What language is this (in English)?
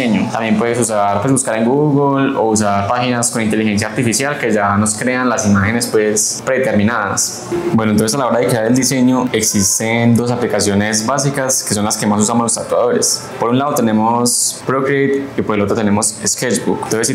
Spanish